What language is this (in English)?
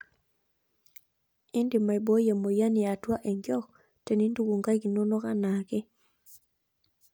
Masai